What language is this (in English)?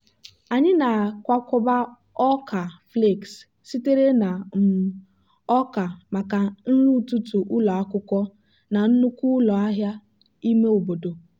Igbo